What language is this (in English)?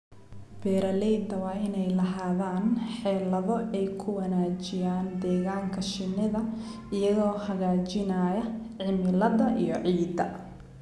Somali